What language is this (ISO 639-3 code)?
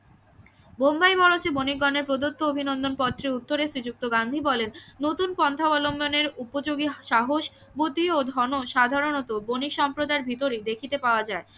ben